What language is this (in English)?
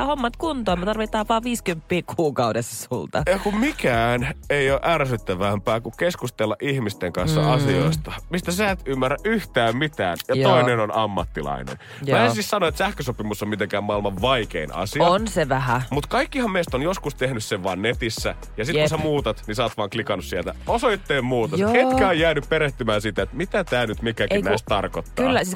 Finnish